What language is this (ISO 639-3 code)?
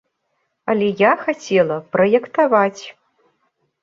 bel